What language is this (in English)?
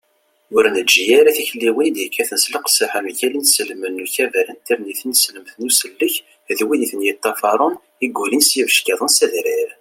Kabyle